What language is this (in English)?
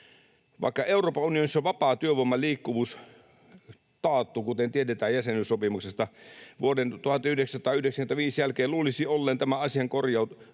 Finnish